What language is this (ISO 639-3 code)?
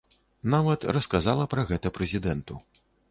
bel